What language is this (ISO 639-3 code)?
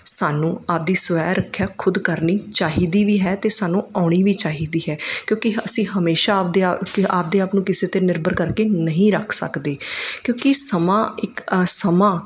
pan